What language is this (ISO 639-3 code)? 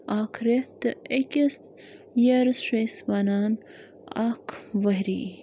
kas